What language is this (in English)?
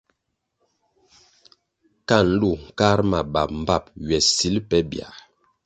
Kwasio